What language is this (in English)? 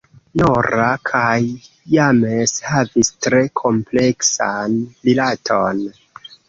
Esperanto